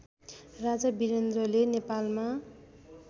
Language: Nepali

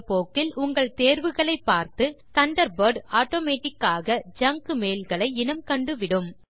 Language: Tamil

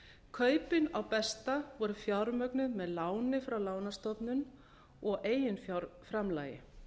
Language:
Icelandic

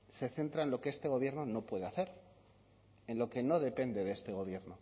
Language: Spanish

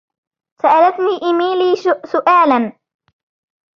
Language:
Arabic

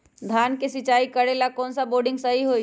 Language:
Magahi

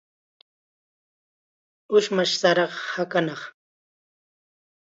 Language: Chiquián Ancash Quechua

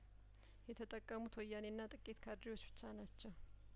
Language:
Amharic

